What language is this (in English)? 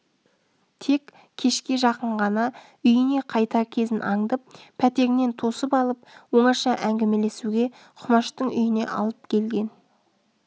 Kazakh